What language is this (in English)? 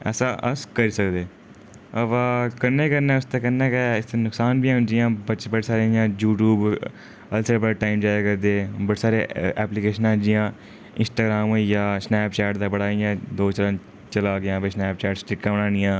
Dogri